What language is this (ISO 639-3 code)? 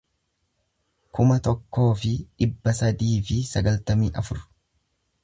orm